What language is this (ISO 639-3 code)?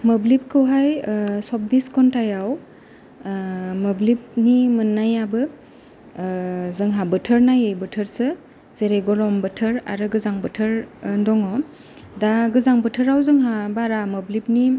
brx